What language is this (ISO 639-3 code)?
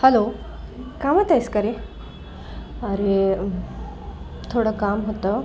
mar